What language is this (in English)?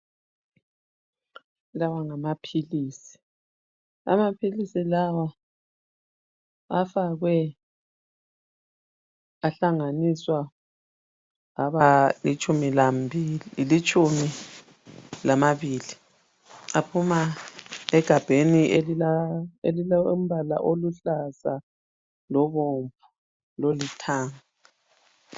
North Ndebele